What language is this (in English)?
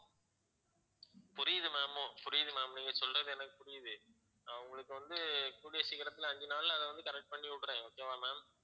Tamil